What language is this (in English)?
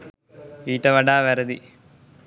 Sinhala